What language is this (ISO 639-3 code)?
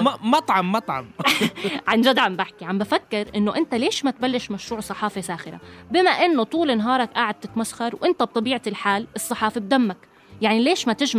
ara